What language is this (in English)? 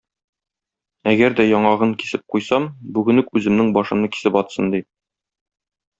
Tatar